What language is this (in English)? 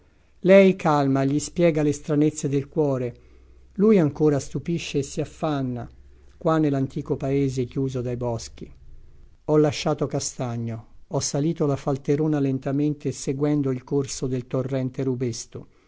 Italian